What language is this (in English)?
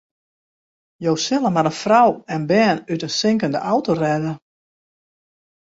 Western Frisian